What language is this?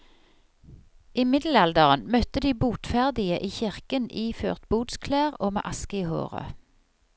Norwegian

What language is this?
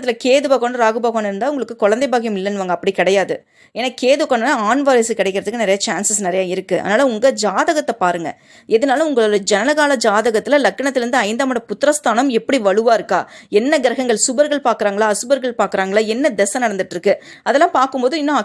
Tamil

